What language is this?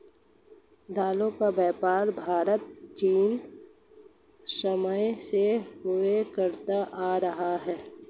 Hindi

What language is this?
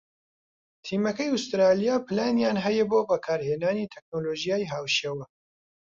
Central Kurdish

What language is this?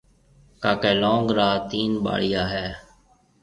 Marwari (Pakistan)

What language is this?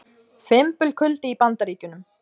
Icelandic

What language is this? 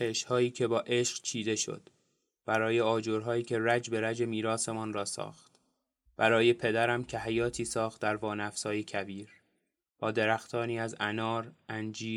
Persian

